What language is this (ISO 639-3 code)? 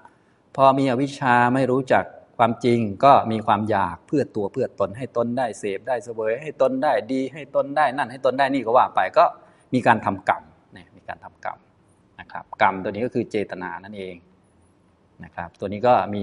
tha